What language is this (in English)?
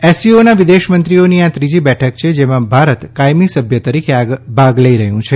Gujarati